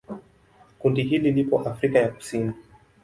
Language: Swahili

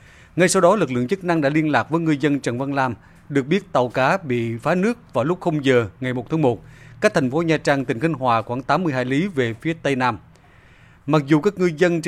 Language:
Vietnamese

